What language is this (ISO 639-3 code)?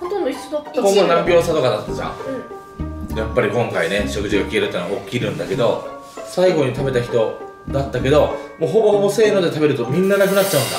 jpn